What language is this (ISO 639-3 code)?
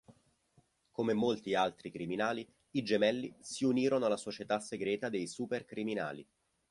ita